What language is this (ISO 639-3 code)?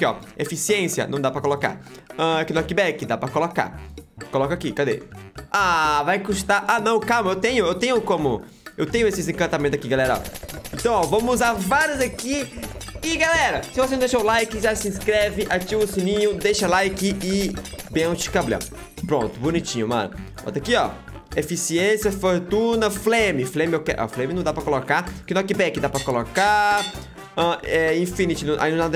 por